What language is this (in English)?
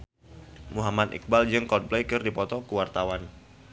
Sundanese